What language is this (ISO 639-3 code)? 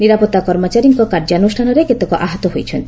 ori